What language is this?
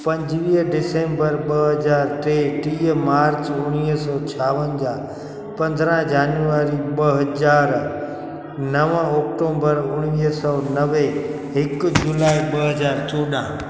Sindhi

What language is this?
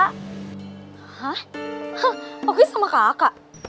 Indonesian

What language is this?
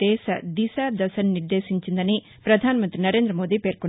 Telugu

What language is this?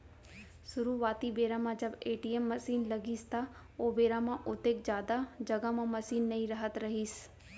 Chhattisgarhi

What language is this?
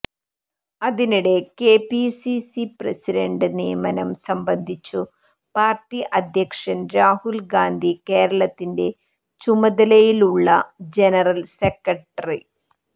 Malayalam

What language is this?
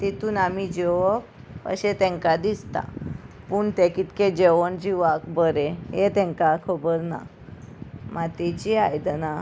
Konkani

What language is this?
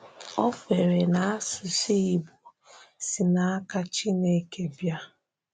Igbo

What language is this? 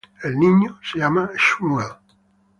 Spanish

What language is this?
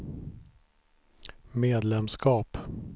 Swedish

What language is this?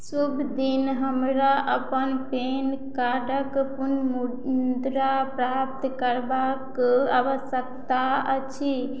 Maithili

